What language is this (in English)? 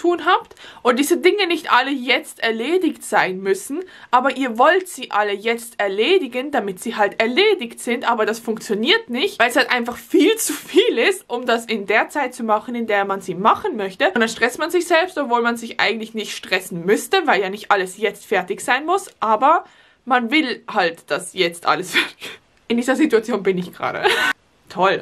German